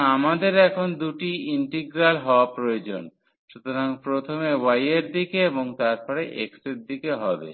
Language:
Bangla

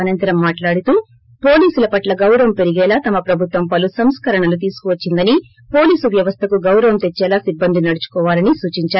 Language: Telugu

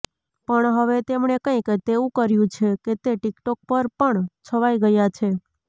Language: Gujarati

